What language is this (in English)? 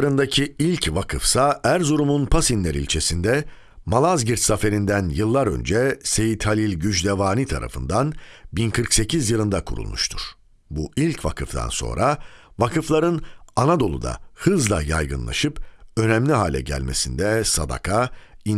Turkish